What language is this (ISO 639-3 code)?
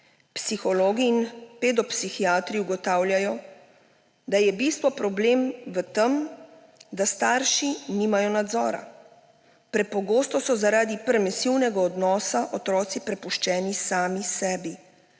slv